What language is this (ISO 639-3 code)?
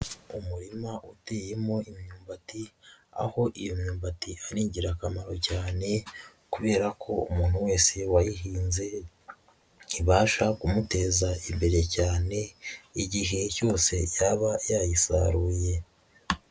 kin